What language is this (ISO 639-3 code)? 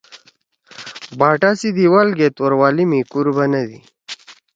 trw